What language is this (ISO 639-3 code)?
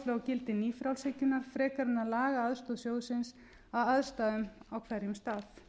isl